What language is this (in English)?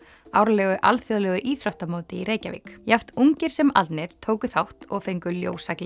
Icelandic